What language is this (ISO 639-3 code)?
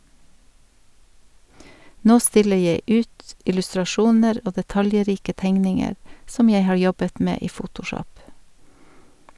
nor